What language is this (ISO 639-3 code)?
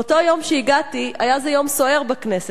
heb